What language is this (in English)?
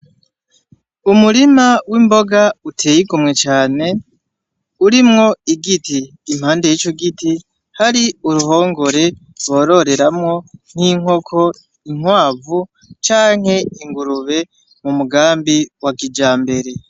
Rundi